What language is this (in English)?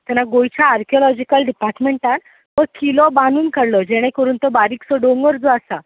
Konkani